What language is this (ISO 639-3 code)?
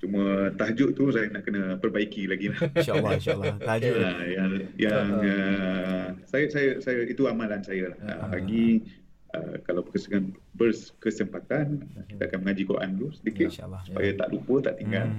msa